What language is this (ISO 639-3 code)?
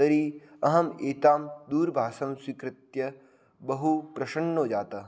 san